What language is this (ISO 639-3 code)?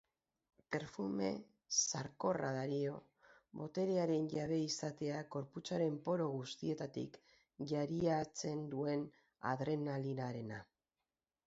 eus